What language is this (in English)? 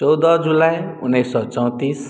Maithili